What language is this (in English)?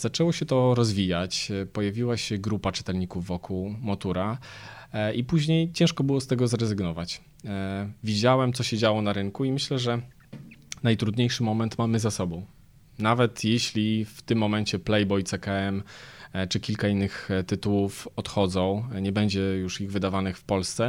Polish